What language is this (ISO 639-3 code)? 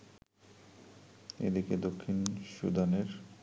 ben